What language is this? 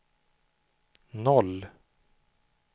Swedish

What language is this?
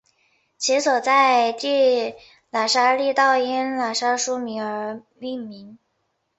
Chinese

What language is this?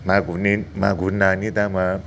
Bodo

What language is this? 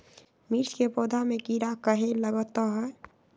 Magahi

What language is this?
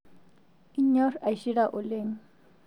Masai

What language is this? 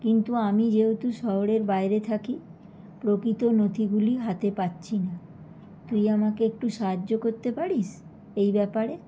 Bangla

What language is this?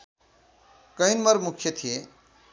Nepali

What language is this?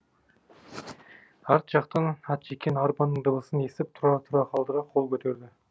Kazakh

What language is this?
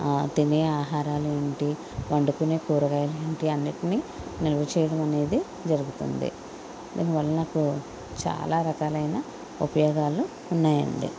Telugu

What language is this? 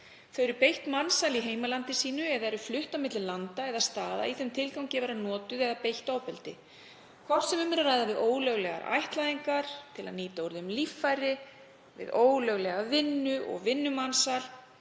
Icelandic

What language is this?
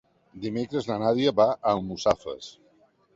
Catalan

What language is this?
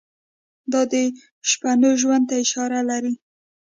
Pashto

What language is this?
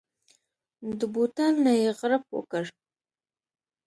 Pashto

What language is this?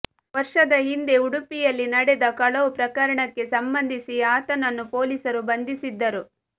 Kannada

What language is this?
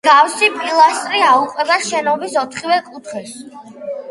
Georgian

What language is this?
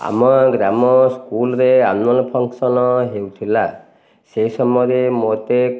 Odia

